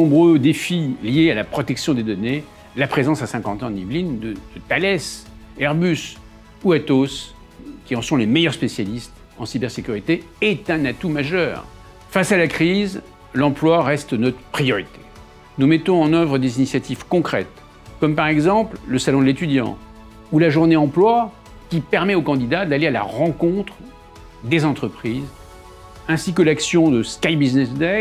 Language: French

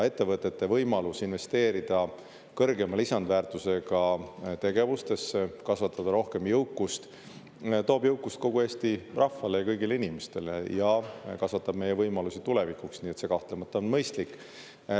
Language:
Estonian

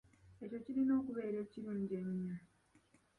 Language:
Ganda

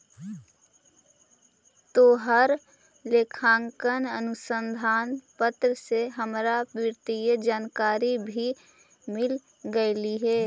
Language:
Magahi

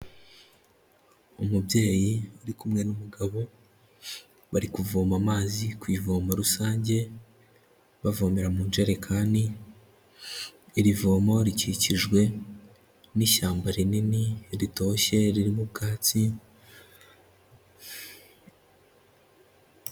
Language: Kinyarwanda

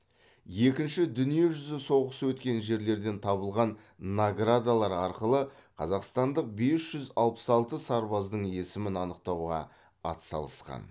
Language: Kazakh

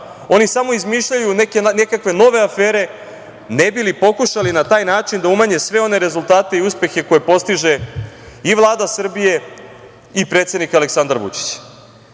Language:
Serbian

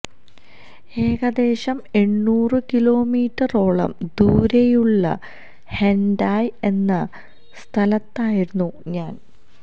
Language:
Malayalam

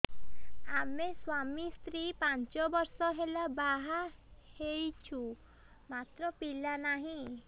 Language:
Odia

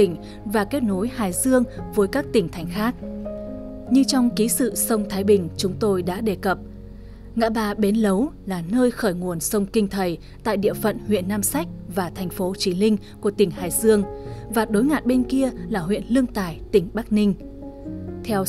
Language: Vietnamese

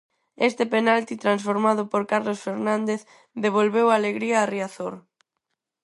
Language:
Galician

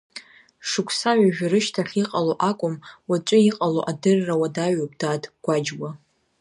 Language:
Abkhazian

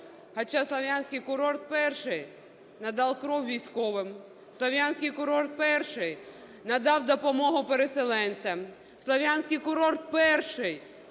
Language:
Ukrainian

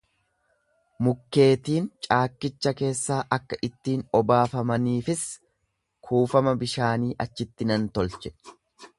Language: Oromo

